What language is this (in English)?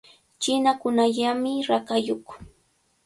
Cajatambo North Lima Quechua